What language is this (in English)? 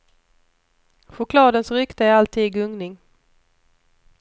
Swedish